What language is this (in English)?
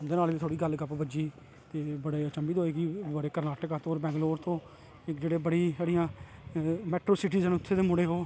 Dogri